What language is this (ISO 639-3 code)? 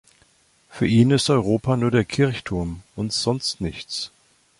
deu